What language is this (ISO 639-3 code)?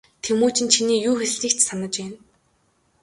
mon